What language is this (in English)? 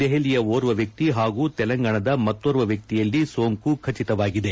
Kannada